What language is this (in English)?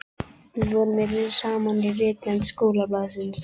Icelandic